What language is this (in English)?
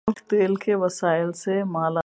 Urdu